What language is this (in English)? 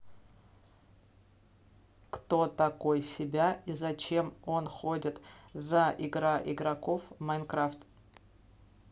Russian